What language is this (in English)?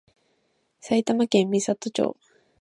Japanese